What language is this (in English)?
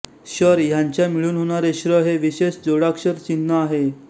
Marathi